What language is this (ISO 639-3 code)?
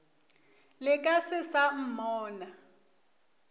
nso